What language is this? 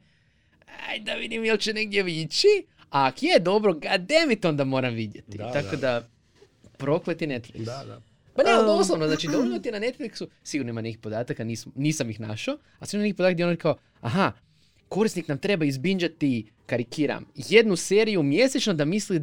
Croatian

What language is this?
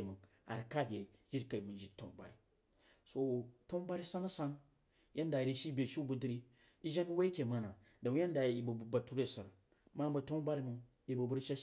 Jiba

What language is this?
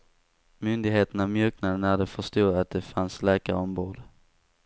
Swedish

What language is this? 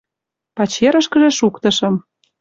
Mari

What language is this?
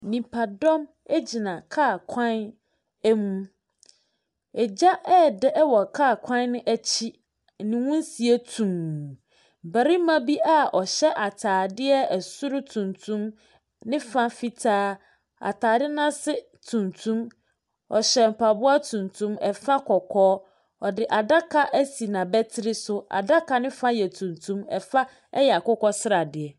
Akan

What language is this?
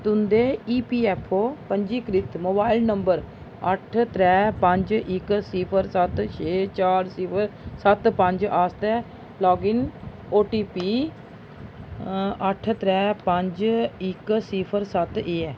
Dogri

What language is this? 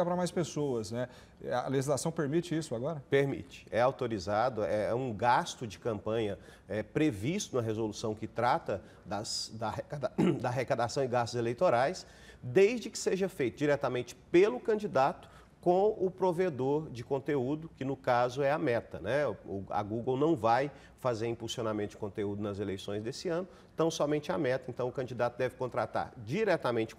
Portuguese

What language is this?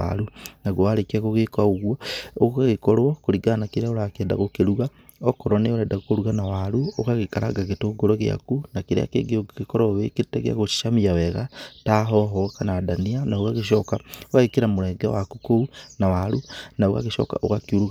Kikuyu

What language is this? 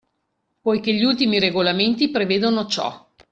Italian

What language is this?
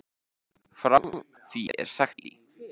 Icelandic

